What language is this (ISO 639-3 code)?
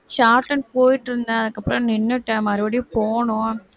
tam